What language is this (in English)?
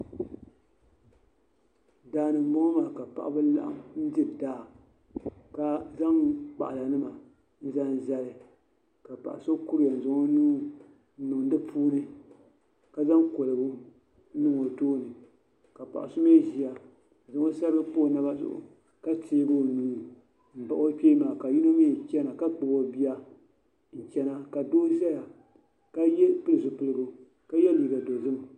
Dagbani